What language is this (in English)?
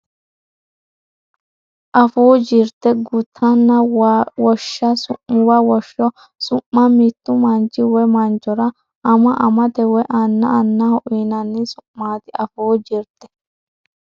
Sidamo